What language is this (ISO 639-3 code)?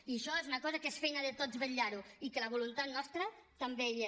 cat